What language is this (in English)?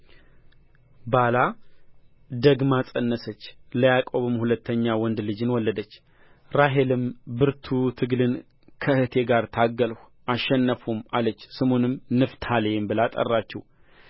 Amharic